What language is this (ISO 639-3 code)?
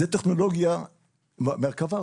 heb